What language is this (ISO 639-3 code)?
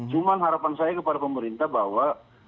ind